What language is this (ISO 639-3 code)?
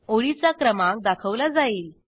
mar